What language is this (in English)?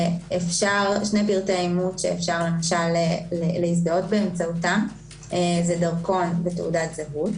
Hebrew